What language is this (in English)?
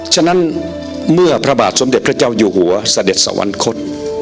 Thai